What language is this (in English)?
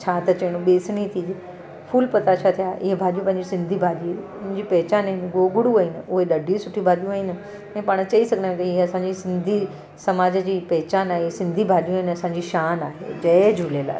Sindhi